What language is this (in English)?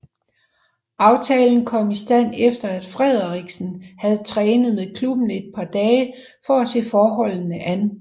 Danish